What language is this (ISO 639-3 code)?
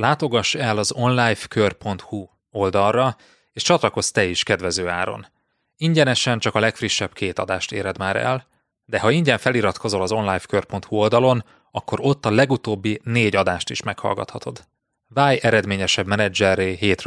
hun